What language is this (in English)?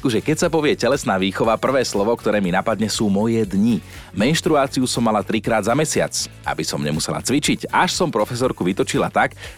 Slovak